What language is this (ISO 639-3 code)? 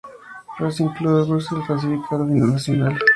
spa